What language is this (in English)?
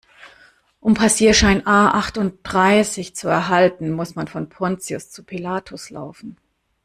German